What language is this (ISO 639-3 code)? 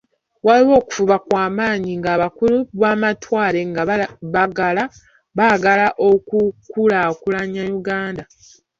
lug